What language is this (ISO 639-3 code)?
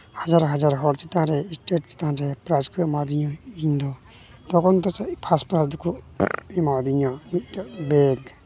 sat